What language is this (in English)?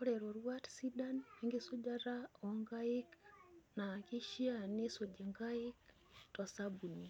Masai